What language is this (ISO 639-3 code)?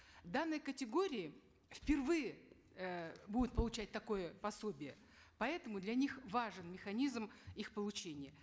kaz